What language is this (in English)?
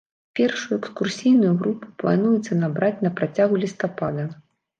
Belarusian